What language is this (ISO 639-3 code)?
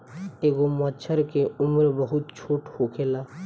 bho